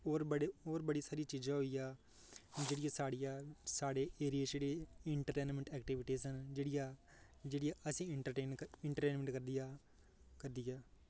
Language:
Dogri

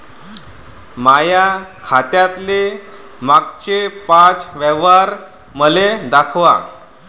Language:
Marathi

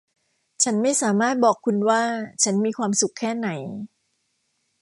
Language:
Thai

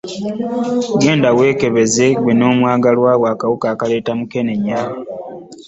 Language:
Ganda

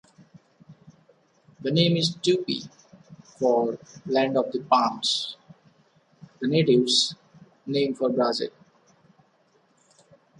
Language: English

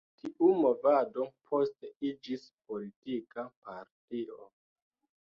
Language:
Esperanto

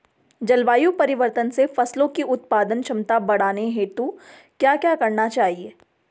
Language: Hindi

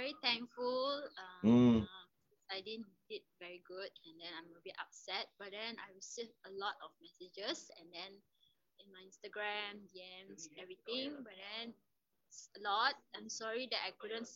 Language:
Malay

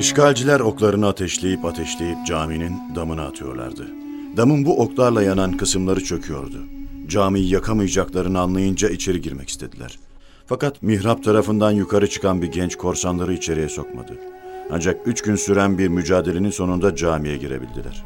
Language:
Turkish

